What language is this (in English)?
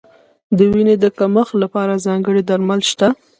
Pashto